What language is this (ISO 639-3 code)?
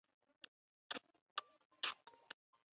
zho